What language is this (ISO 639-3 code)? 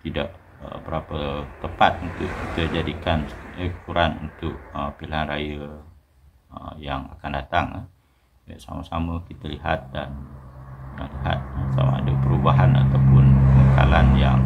msa